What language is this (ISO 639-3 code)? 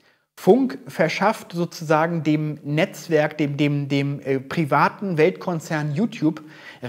deu